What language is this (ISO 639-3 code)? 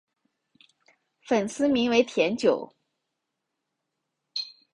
zho